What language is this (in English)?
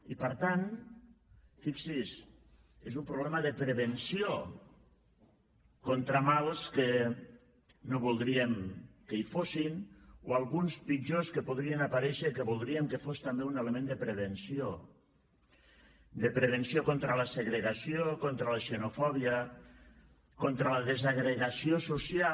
Catalan